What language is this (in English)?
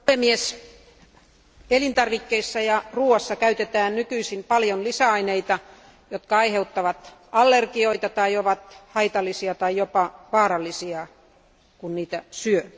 Finnish